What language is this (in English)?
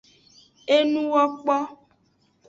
Aja (Benin)